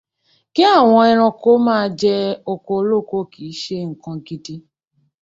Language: Yoruba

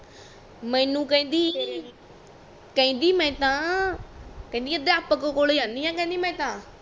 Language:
Punjabi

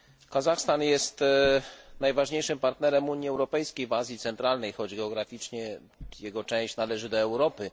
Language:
Polish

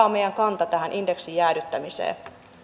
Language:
Finnish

